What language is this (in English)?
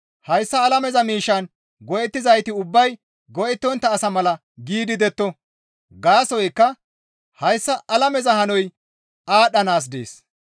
Gamo